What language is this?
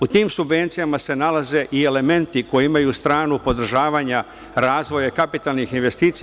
Serbian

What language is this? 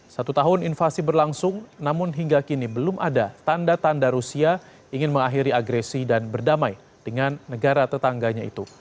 Indonesian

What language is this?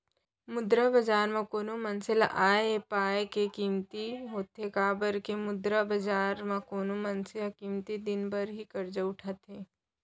Chhattisgarhi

